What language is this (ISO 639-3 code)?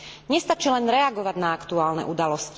slk